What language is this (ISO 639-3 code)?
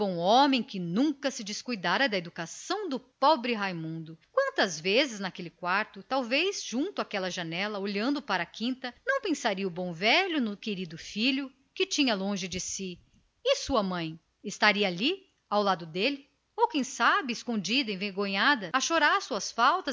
por